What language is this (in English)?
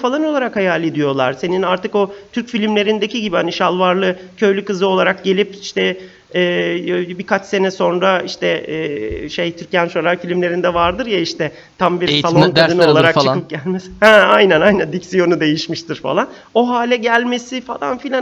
Turkish